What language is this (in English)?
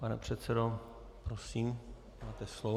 Czech